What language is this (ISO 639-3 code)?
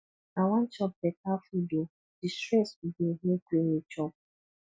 pcm